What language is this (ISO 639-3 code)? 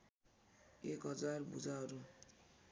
nep